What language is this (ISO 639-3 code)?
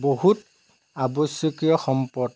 asm